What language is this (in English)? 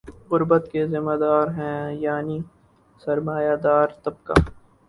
Urdu